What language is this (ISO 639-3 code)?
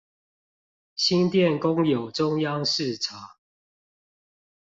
zho